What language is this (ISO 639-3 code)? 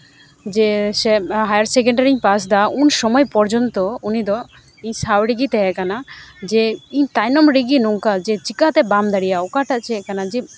sat